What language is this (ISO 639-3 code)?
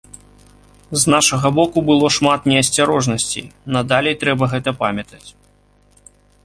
bel